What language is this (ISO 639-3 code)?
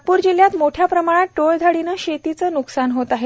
mar